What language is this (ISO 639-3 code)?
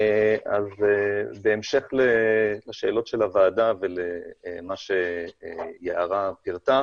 heb